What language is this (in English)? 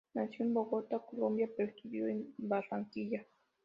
Spanish